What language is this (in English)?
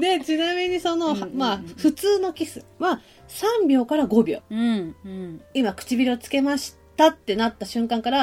Japanese